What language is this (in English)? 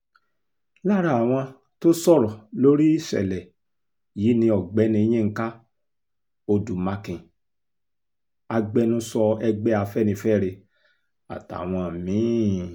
Yoruba